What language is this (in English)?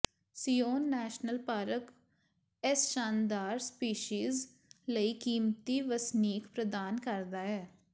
Punjabi